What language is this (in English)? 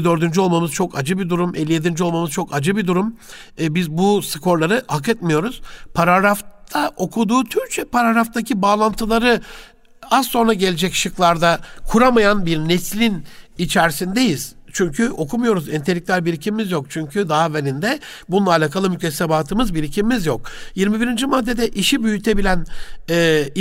Turkish